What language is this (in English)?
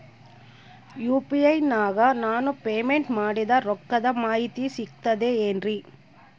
Kannada